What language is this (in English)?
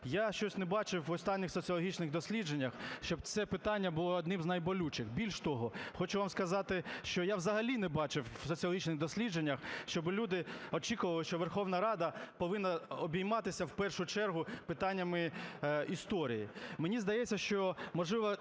Ukrainian